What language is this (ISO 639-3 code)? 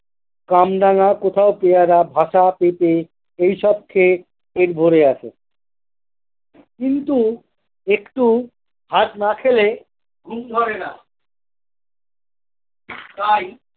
ben